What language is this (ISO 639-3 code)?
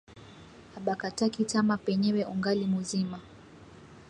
swa